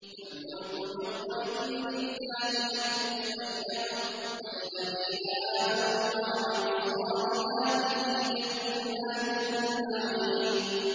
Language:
Arabic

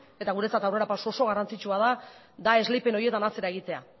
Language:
Basque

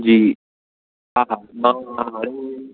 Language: Sindhi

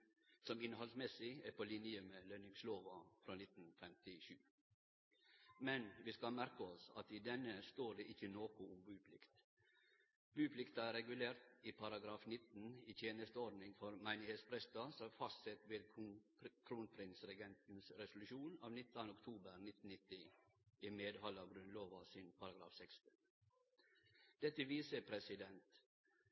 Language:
Norwegian Nynorsk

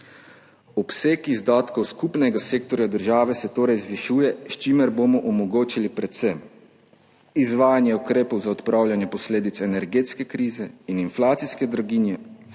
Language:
Slovenian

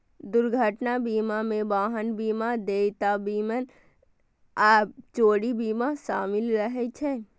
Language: Maithili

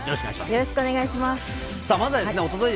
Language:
Japanese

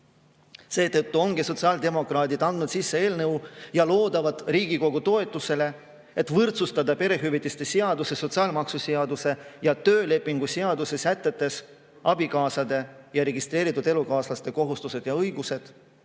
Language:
Estonian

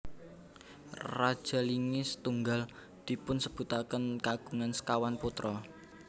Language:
Javanese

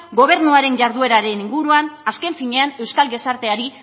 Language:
Basque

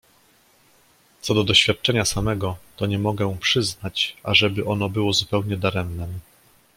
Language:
Polish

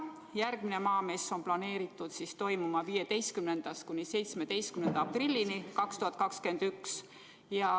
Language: Estonian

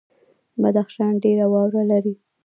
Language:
Pashto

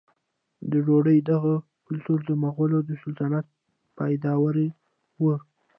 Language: Pashto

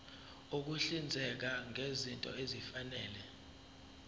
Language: Zulu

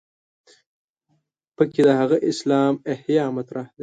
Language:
Pashto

